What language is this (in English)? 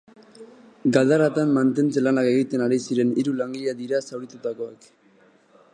Basque